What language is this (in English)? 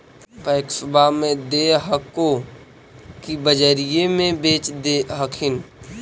Magahi